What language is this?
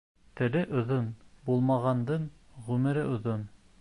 Bashkir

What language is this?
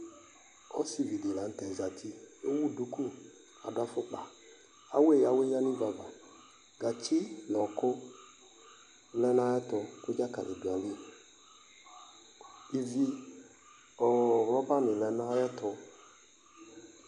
Ikposo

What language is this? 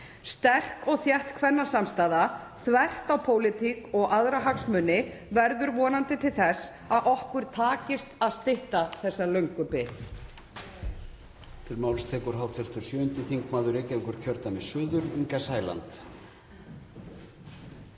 Icelandic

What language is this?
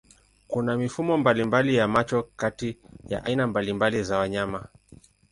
Swahili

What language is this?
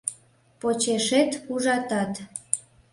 Mari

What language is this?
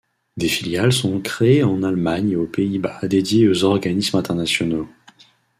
French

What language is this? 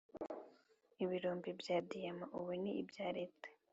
Kinyarwanda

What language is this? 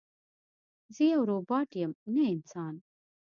Pashto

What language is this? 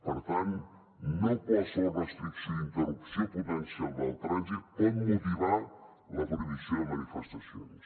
Catalan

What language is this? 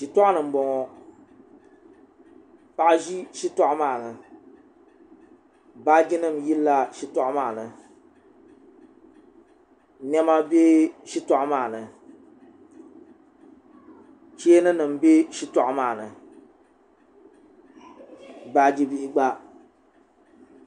Dagbani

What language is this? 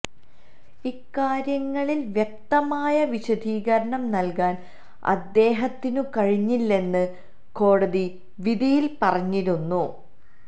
Malayalam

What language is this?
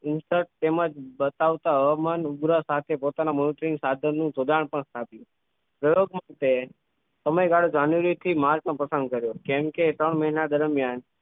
Gujarati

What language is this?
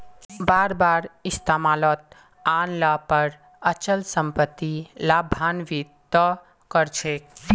Magahi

